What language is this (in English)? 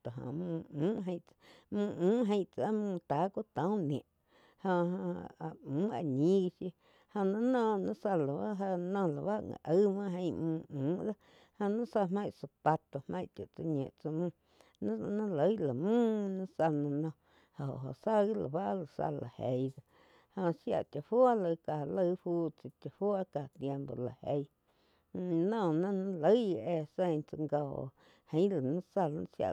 Quiotepec Chinantec